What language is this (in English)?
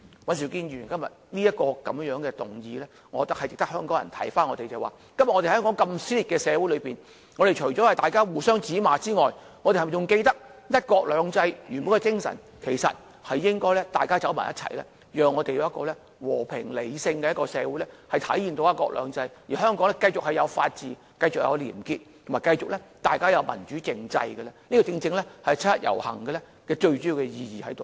Cantonese